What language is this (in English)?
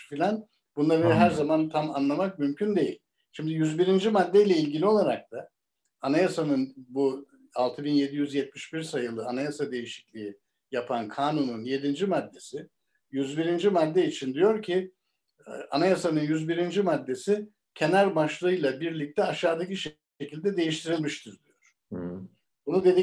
Turkish